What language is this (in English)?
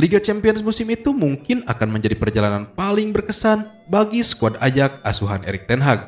Indonesian